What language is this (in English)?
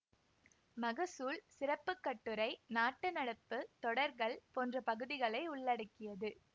Tamil